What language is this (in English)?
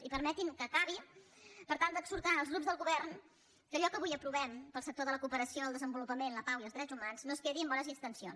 Catalan